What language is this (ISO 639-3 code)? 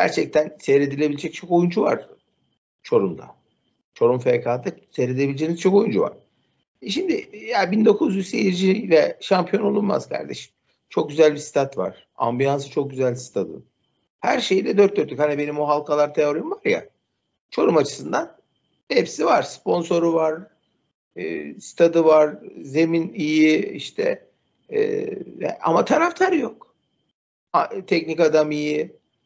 tur